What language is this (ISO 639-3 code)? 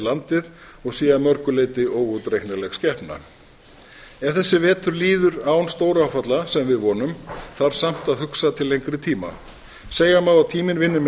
isl